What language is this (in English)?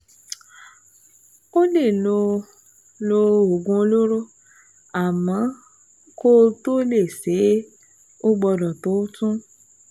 Yoruba